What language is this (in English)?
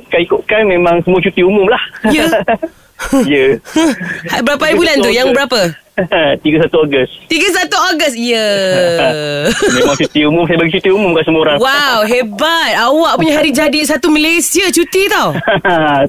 Malay